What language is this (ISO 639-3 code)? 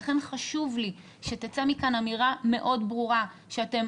heb